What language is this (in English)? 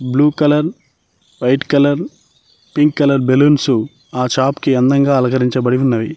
Telugu